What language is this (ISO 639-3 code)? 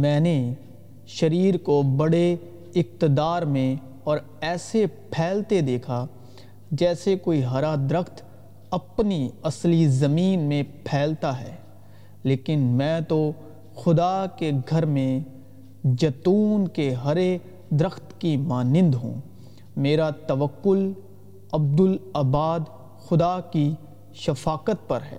urd